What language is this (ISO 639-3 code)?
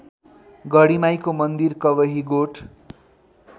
nep